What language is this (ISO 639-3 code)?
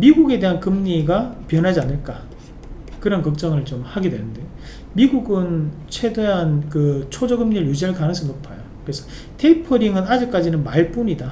kor